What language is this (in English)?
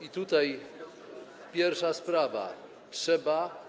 Polish